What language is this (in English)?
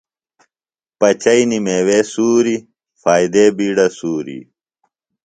Phalura